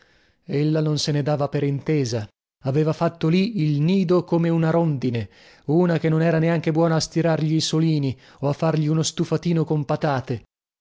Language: Italian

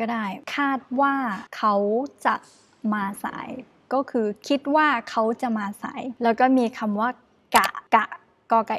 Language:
Thai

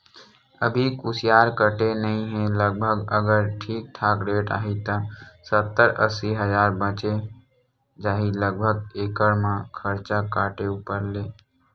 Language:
Chhattisgarhi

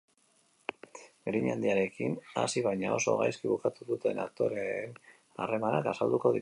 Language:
Basque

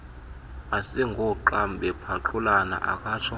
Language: Xhosa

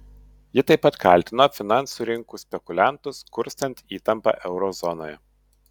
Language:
Lithuanian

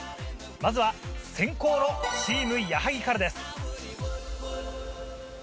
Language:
Japanese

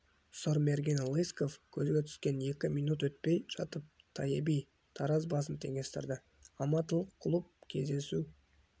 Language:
Kazakh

